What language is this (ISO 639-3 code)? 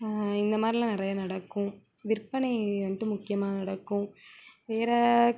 tam